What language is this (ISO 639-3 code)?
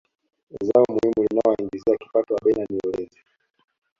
swa